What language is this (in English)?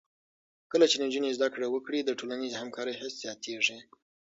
Pashto